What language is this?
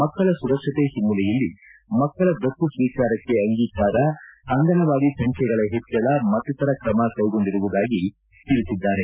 Kannada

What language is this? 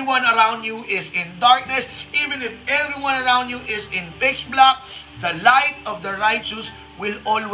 Filipino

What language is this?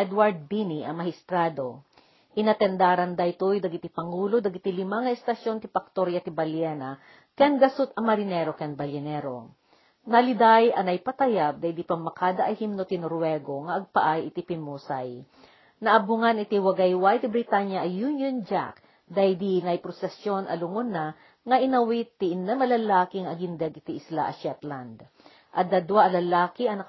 Filipino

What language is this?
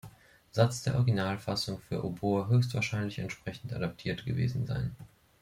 German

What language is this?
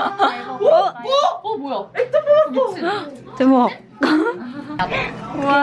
Korean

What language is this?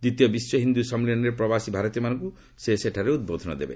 Odia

